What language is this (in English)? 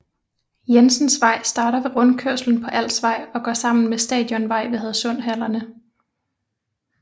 Danish